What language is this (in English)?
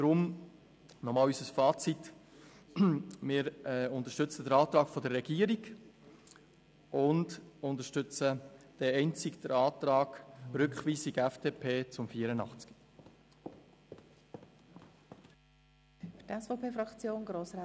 Swiss German